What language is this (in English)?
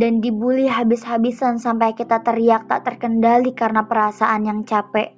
Indonesian